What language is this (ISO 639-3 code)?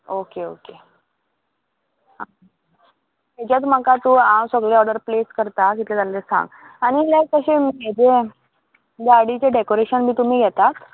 kok